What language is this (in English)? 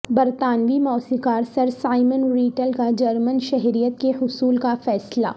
Urdu